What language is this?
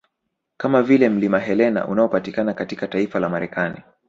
Swahili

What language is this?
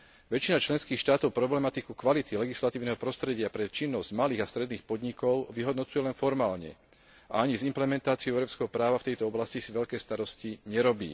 Slovak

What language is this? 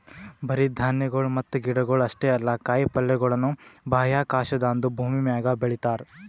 Kannada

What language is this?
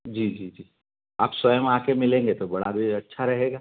Hindi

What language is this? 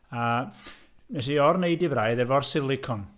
Welsh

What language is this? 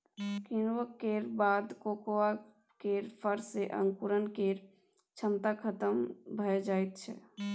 Maithili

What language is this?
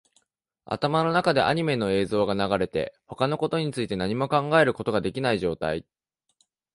Japanese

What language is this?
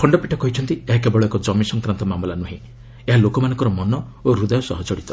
Odia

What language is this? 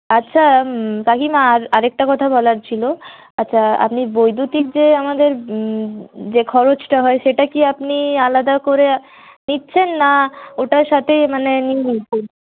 Bangla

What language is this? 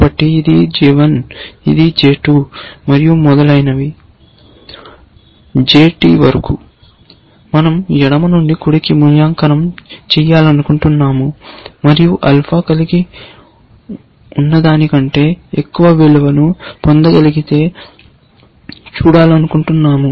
Telugu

